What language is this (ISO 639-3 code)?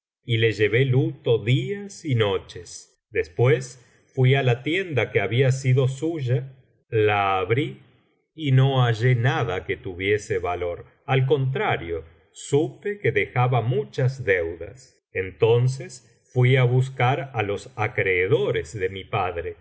spa